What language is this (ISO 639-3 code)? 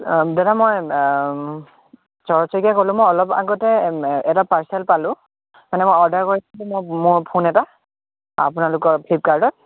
asm